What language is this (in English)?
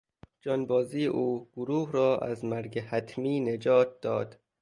Persian